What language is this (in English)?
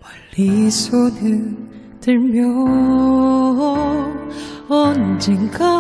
Korean